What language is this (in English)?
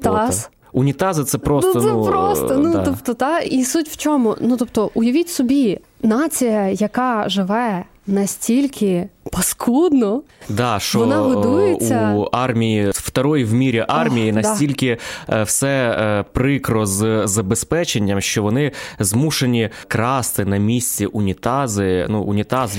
Ukrainian